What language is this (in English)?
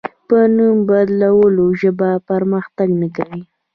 Pashto